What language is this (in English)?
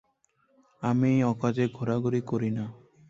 Bangla